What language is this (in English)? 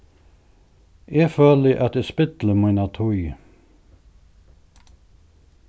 Faroese